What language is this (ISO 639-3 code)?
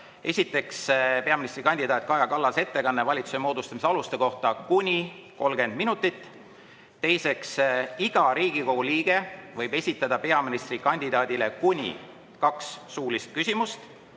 est